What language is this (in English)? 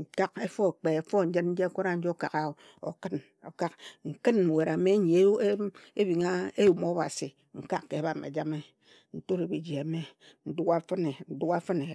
Ejagham